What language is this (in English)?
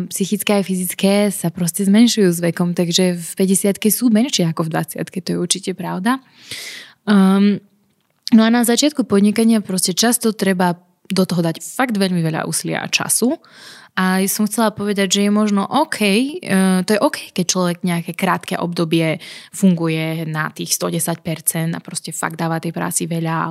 Slovak